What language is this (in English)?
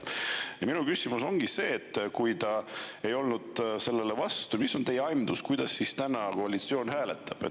Estonian